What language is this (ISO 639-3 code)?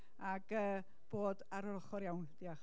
cym